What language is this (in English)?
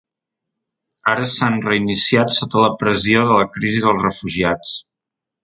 Catalan